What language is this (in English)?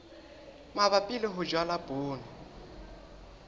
Southern Sotho